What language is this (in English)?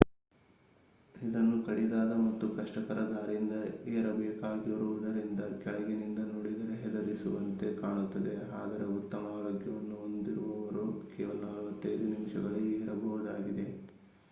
Kannada